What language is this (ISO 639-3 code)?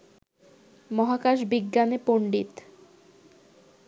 ben